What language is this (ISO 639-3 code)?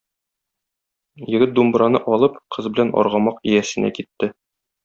tat